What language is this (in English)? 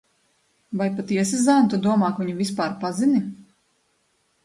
Latvian